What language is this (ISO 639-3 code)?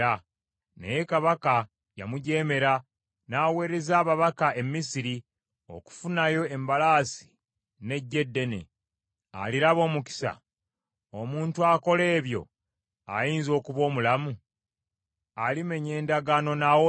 lug